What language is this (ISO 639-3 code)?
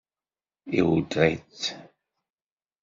kab